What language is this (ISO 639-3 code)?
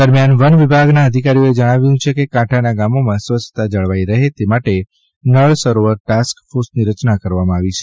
guj